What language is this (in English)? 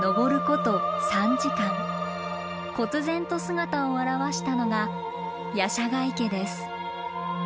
Japanese